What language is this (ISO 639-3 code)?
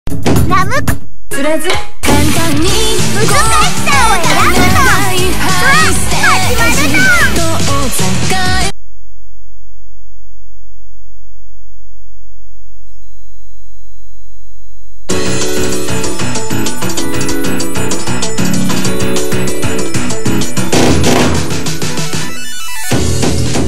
jpn